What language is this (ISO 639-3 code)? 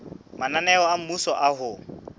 sot